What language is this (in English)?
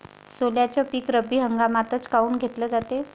Marathi